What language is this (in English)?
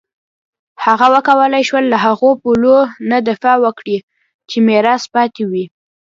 Pashto